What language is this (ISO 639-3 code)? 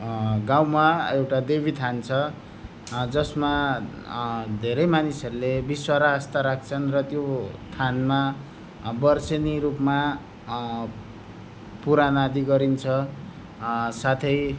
nep